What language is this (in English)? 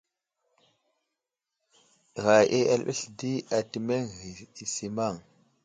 Wuzlam